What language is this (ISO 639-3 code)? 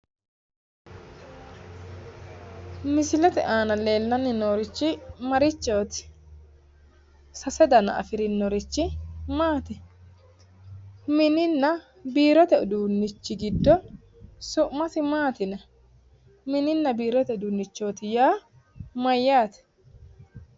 sid